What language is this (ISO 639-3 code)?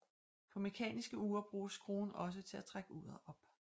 dan